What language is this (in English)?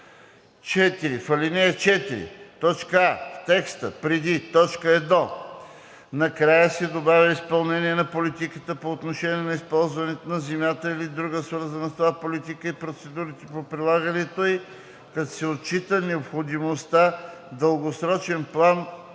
Bulgarian